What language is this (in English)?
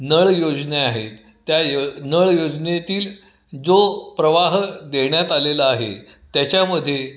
Marathi